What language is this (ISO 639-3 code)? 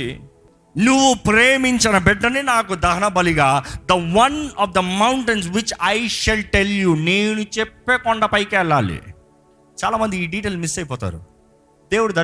tel